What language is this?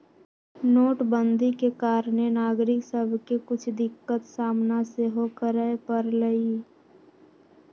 Magahi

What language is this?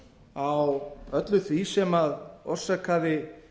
Icelandic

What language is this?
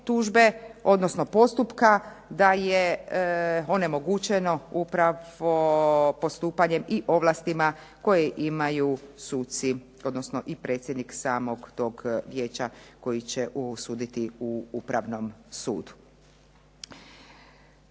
Croatian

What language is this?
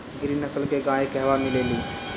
Bhojpuri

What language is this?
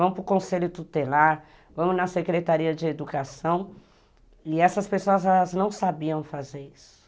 Portuguese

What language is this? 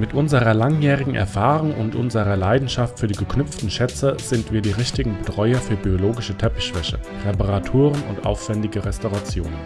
German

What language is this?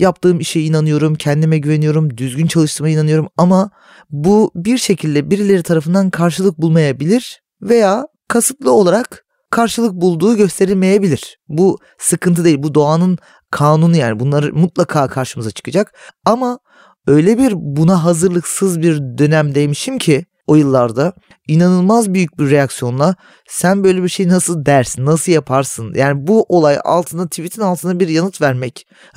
Turkish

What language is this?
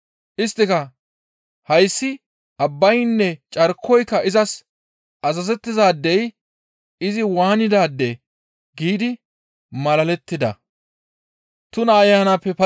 Gamo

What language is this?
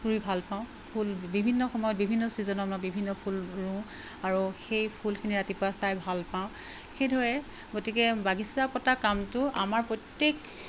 Assamese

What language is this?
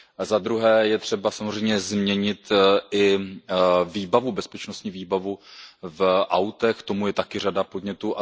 Czech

